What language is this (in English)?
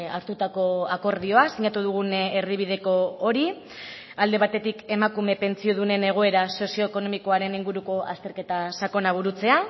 Basque